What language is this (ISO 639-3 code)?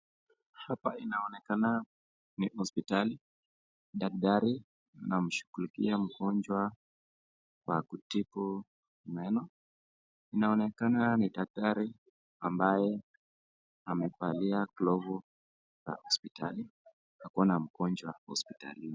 swa